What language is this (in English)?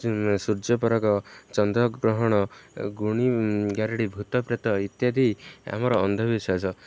Odia